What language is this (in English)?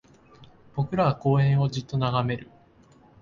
Japanese